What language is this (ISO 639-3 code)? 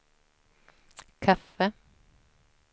swe